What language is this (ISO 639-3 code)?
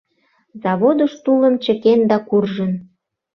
chm